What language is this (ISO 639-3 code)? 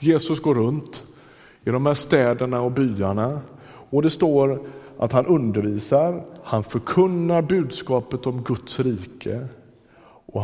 swe